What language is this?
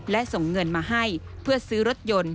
Thai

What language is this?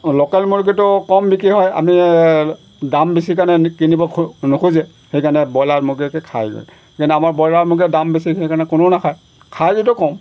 Assamese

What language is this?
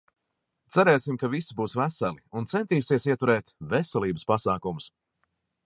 Latvian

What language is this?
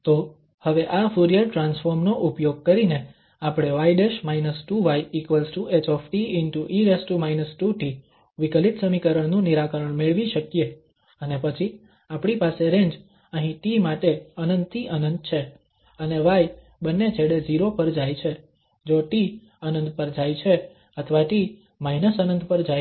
Gujarati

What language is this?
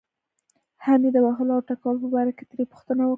Pashto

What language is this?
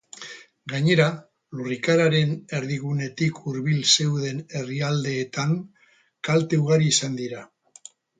Basque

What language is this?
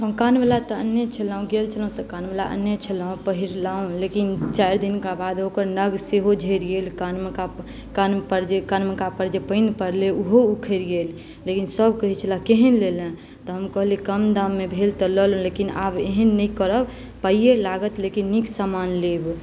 Maithili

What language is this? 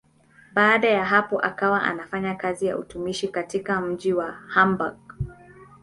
Swahili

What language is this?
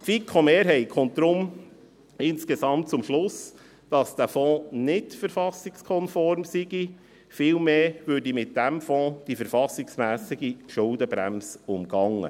Swiss German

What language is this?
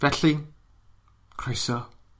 Welsh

